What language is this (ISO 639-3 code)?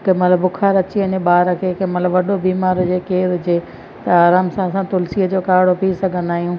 snd